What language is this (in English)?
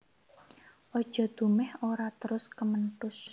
Javanese